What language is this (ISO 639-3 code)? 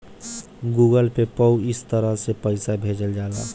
bho